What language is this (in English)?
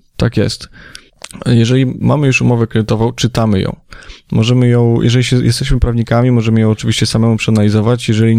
Polish